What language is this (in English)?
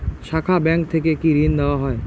Bangla